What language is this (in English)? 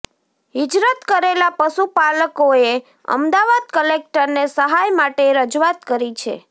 Gujarati